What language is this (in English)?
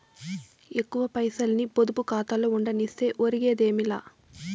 Telugu